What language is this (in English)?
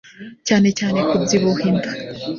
Kinyarwanda